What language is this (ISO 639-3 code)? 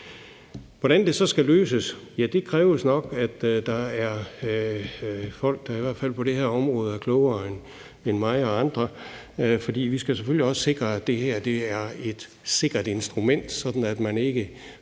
dan